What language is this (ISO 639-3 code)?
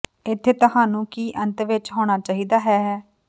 pan